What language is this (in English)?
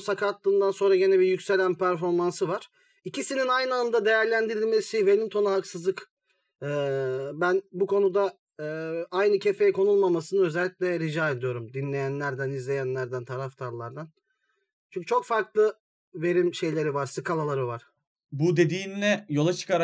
Turkish